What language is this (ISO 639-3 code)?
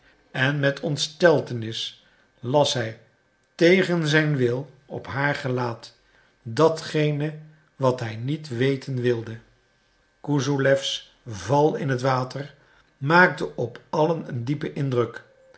nld